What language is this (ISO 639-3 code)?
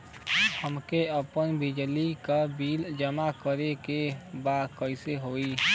bho